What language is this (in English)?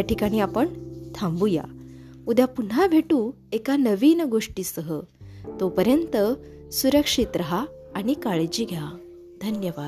Marathi